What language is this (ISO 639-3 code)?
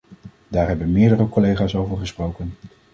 nld